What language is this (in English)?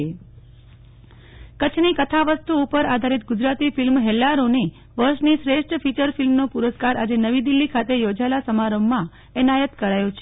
Gujarati